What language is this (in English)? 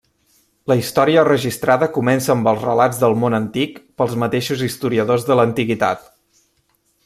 Catalan